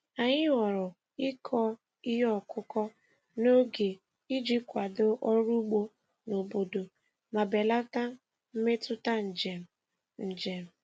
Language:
Igbo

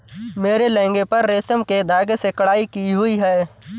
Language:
Hindi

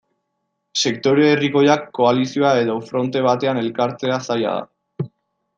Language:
Basque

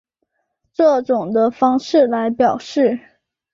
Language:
Chinese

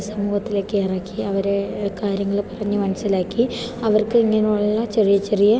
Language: Malayalam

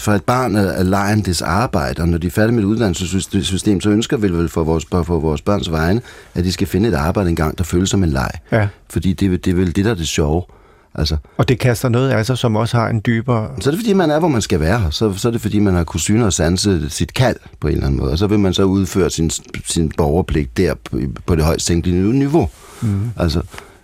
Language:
Danish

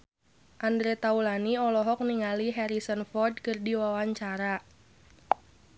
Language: Sundanese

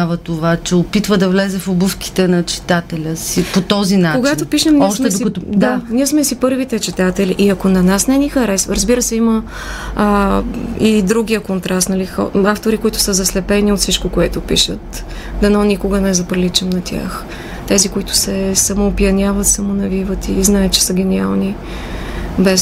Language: Bulgarian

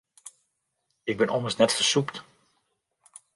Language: Western Frisian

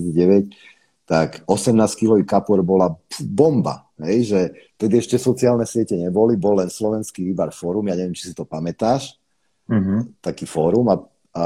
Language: Slovak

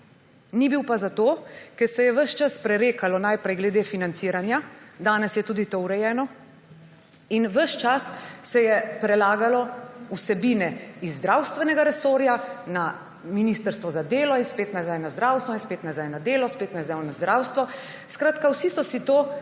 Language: Slovenian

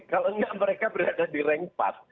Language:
Indonesian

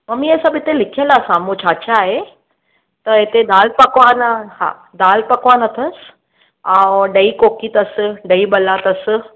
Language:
Sindhi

